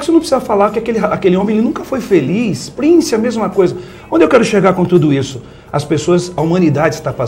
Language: Portuguese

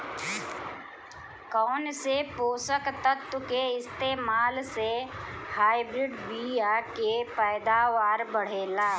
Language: Bhojpuri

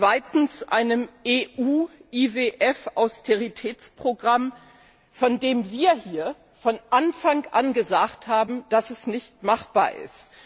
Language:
German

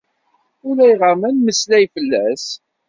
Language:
Kabyle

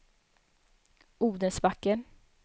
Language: Swedish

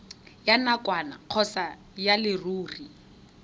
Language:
Tswana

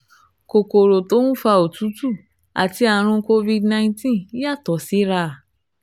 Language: Yoruba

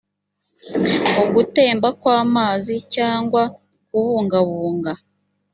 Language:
Kinyarwanda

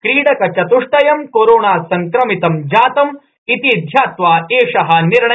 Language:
Sanskrit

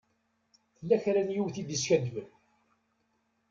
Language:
Kabyle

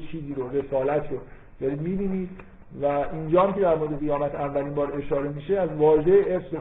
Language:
Persian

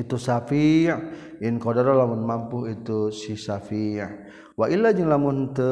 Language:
Malay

